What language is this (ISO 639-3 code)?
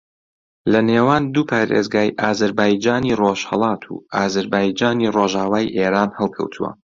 ckb